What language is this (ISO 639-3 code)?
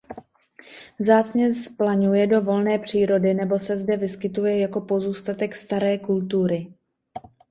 ces